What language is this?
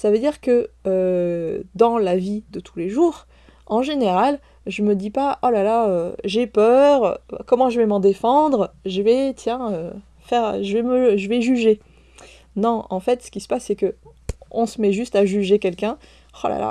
French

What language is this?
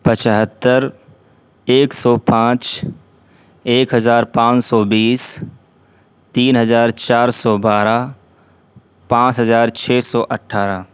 Urdu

